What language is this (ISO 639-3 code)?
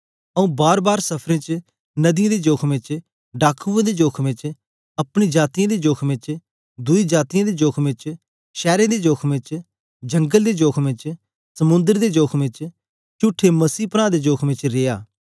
doi